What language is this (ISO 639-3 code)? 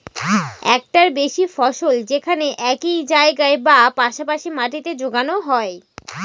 ben